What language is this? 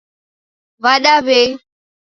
Taita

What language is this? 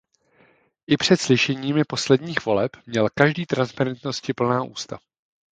Czech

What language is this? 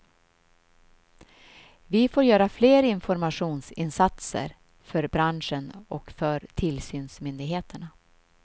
Swedish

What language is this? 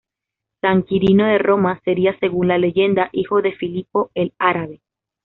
Spanish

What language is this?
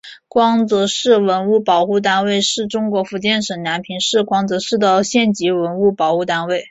Chinese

